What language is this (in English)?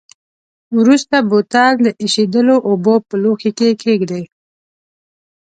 Pashto